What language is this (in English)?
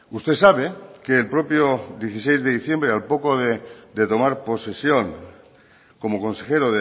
Spanish